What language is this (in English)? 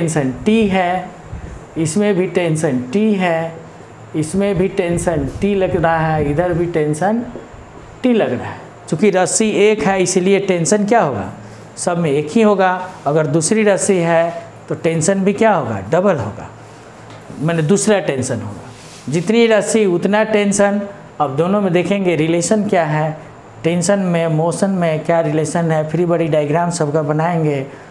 Hindi